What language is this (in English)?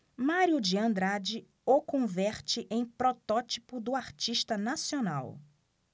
Portuguese